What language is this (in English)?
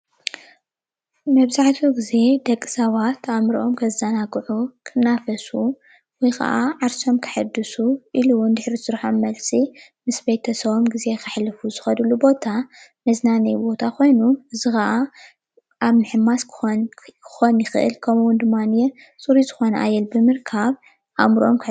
Tigrinya